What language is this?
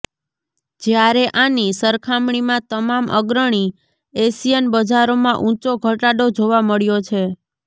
Gujarati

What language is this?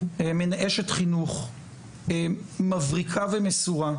Hebrew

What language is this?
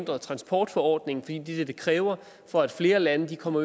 Danish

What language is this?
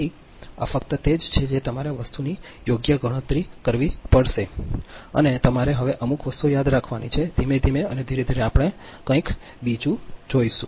Gujarati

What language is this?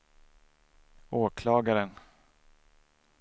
Swedish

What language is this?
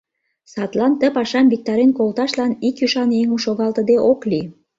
Mari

